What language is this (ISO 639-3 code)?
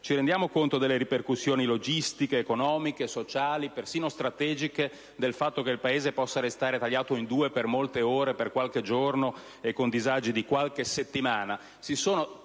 ita